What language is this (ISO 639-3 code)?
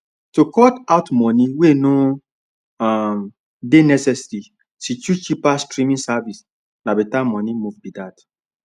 pcm